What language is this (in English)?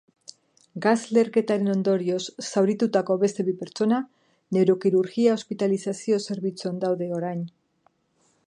Basque